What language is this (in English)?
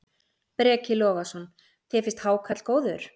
Icelandic